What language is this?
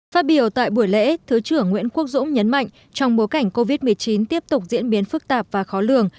Vietnamese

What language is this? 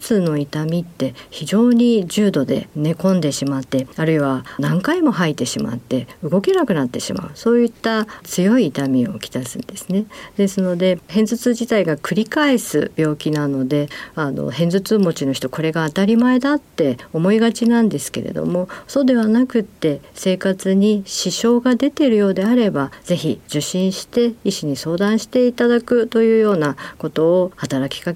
Japanese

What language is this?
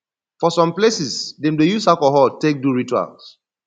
Nigerian Pidgin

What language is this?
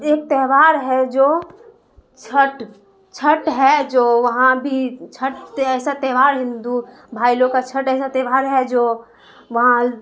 Urdu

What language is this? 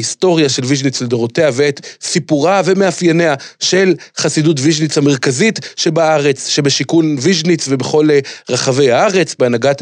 Hebrew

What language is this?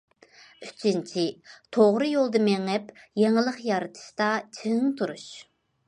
Uyghur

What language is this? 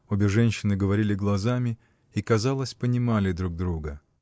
Russian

